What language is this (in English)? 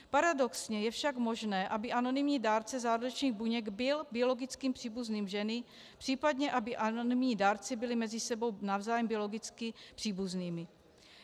Czech